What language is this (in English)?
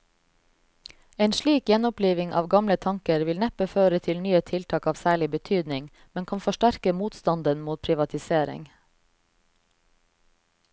Norwegian